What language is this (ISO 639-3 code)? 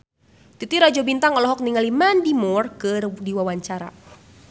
sun